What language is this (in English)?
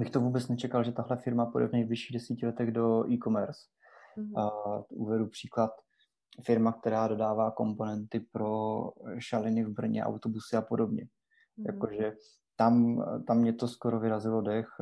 Czech